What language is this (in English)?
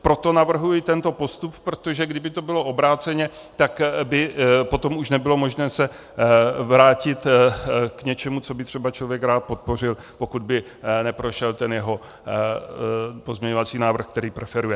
Czech